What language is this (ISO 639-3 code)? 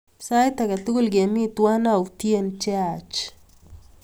kln